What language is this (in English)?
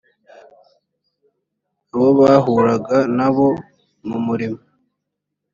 Kinyarwanda